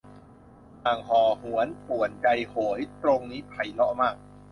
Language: Thai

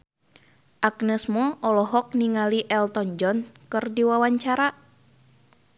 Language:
Sundanese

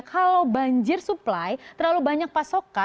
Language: Indonesian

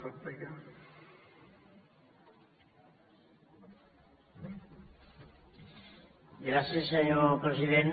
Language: Catalan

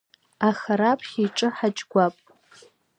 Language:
Abkhazian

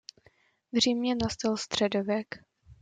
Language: Czech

